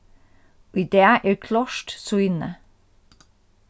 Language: Faroese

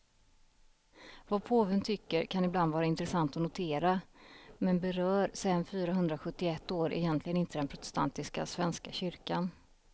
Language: Swedish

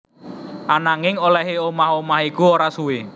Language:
Javanese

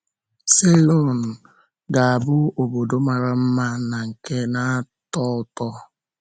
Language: Igbo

